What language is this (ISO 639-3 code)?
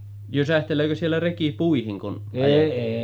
fin